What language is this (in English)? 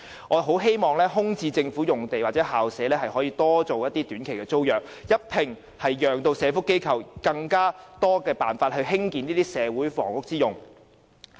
Cantonese